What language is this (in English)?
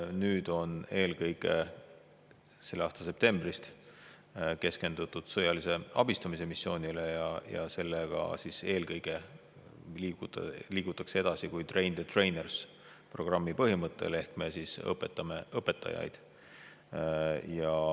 Estonian